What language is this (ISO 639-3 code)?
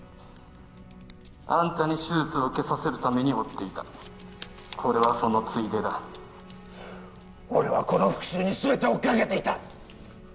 jpn